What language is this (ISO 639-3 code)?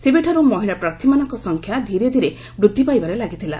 ori